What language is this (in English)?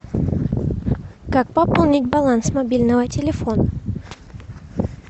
Russian